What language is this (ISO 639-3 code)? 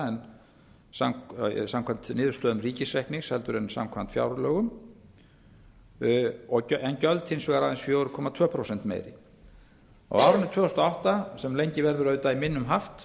isl